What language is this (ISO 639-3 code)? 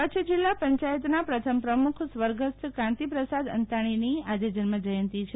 guj